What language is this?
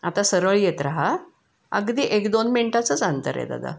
Marathi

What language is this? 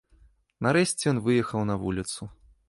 Belarusian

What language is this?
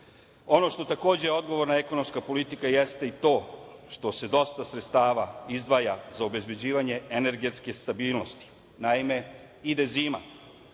Serbian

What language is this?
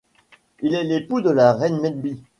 French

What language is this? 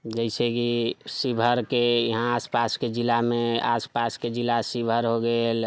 Maithili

